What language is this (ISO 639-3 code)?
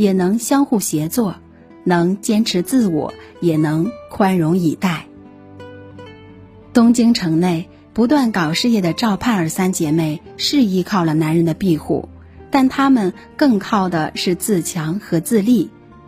zho